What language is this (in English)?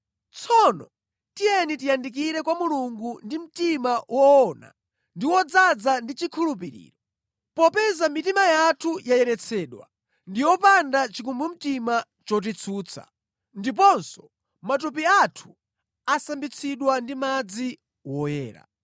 Nyanja